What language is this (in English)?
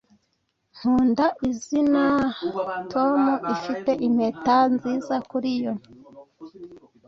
Kinyarwanda